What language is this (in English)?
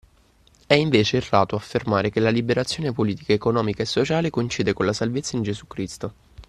Italian